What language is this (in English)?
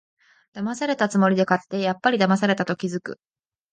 Japanese